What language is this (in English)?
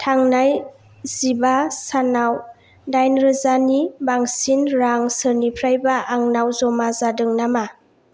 Bodo